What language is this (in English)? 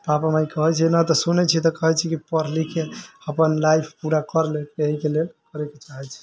Maithili